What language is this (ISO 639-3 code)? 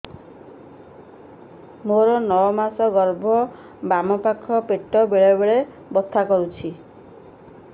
ori